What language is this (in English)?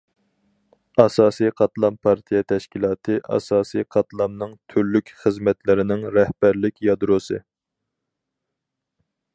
Uyghur